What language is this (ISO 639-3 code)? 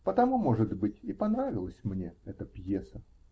rus